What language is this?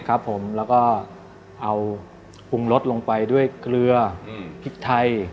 Thai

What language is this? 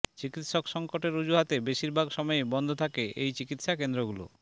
Bangla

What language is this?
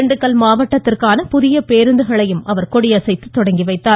Tamil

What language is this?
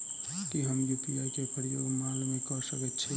Maithili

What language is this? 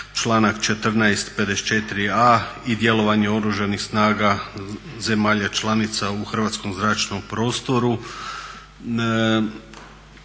Croatian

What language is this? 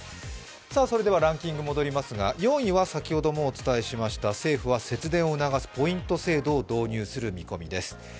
Japanese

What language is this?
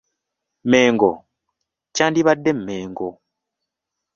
Ganda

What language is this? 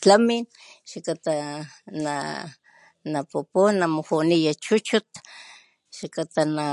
Papantla Totonac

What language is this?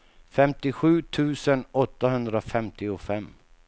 Swedish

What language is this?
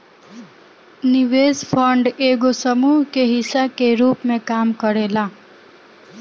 Bhojpuri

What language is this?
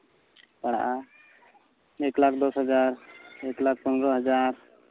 Santali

